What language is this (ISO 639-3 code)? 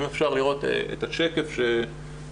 heb